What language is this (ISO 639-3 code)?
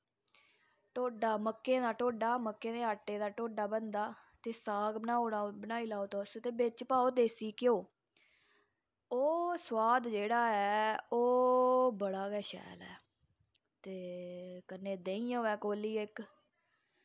doi